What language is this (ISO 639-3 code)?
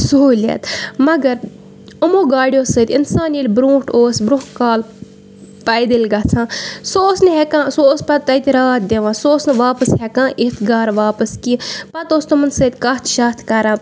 kas